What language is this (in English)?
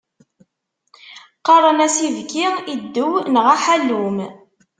Kabyle